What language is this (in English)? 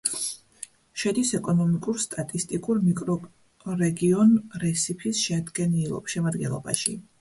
Georgian